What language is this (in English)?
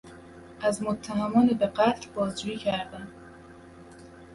Persian